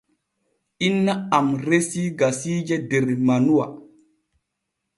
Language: Borgu Fulfulde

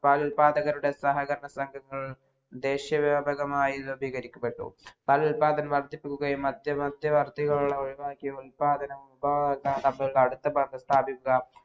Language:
Malayalam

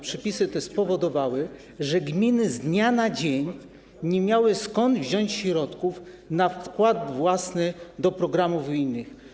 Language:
Polish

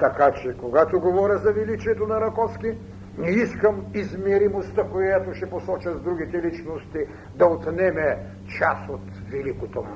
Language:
Bulgarian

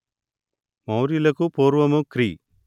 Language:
Telugu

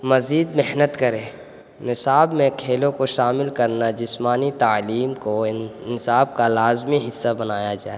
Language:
Urdu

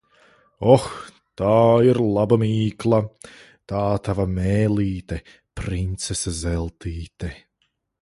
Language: Latvian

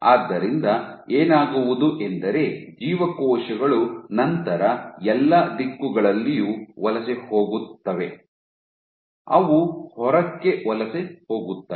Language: Kannada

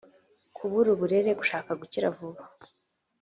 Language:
Kinyarwanda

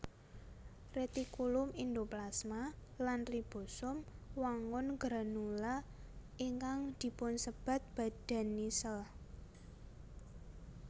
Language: Javanese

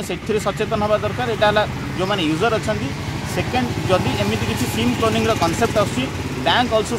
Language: Hindi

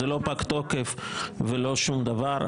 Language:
Hebrew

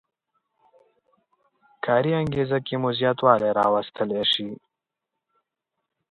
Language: Pashto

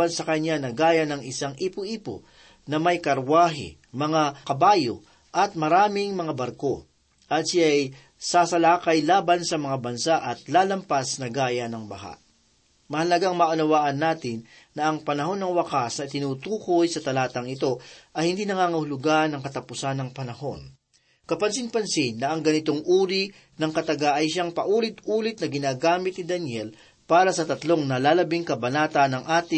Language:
Filipino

